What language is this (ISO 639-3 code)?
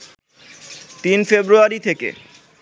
ben